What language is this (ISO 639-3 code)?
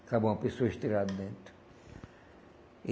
por